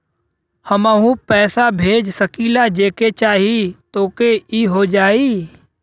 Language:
Bhojpuri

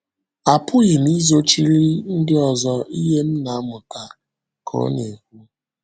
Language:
Igbo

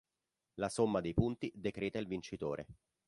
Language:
Italian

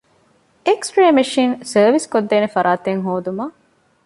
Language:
Divehi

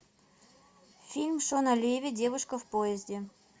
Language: Russian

